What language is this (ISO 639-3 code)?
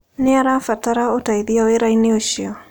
kik